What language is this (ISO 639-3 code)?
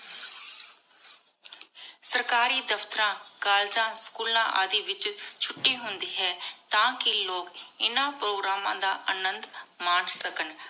pan